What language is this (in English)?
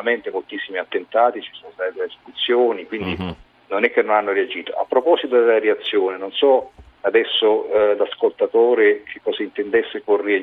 Italian